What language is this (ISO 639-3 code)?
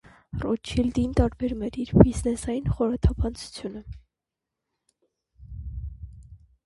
hye